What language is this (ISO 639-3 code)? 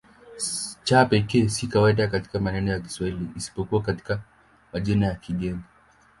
swa